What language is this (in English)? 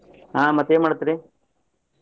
Kannada